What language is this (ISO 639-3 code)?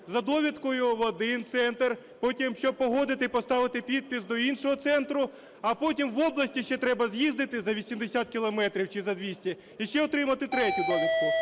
ukr